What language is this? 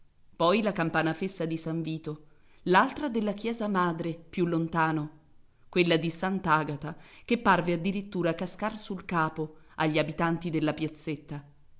Italian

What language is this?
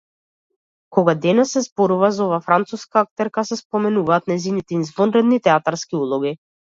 Macedonian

